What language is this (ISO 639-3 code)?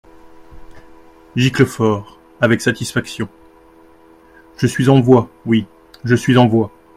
fra